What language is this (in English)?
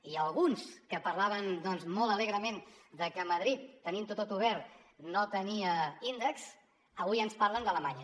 Catalan